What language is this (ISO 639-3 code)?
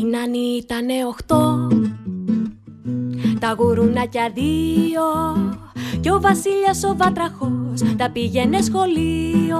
ell